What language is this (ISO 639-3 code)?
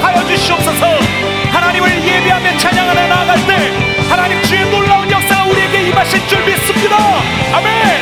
kor